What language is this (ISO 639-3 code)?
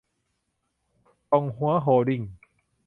tha